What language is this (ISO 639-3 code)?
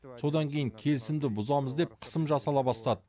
kaz